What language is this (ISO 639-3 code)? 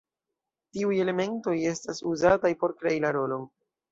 epo